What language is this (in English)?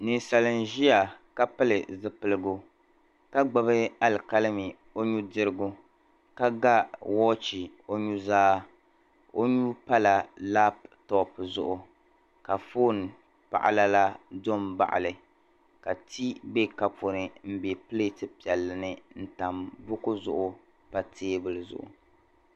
Dagbani